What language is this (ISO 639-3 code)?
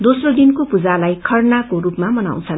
nep